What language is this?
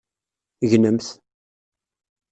Kabyle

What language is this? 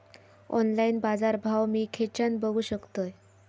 Marathi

